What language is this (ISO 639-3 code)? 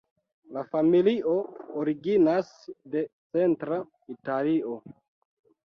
epo